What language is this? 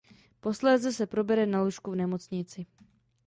Czech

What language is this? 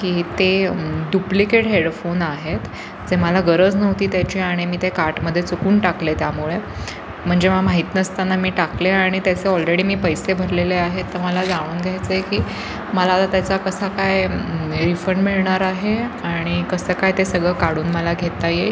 Marathi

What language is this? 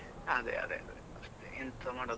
Kannada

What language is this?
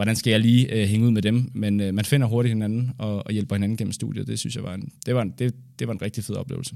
Danish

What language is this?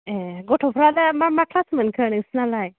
Bodo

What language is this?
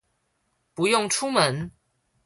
Chinese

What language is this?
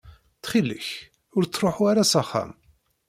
Kabyle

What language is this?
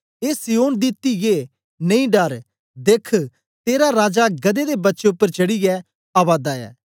Dogri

